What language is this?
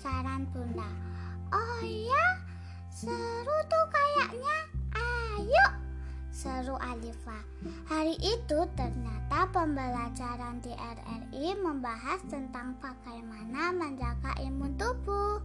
Indonesian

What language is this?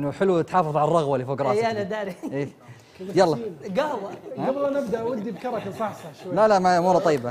Arabic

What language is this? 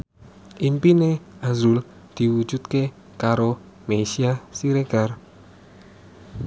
Javanese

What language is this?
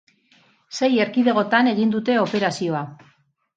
Basque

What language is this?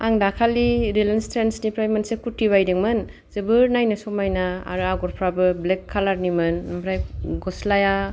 Bodo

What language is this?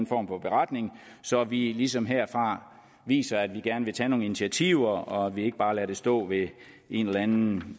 Danish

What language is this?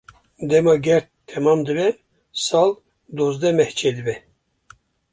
Kurdish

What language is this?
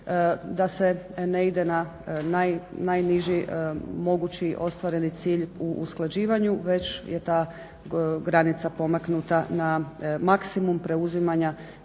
Croatian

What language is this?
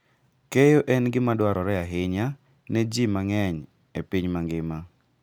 Luo (Kenya and Tanzania)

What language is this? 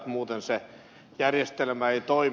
Finnish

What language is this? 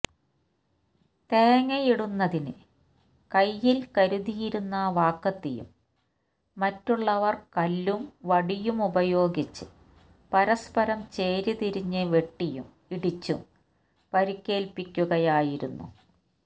Malayalam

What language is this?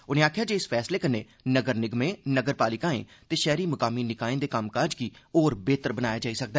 Dogri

